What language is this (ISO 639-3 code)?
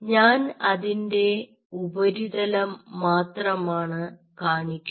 mal